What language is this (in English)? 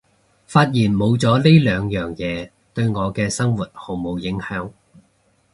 Cantonese